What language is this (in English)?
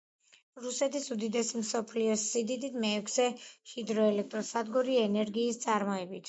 Georgian